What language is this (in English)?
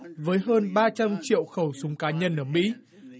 Vietnamese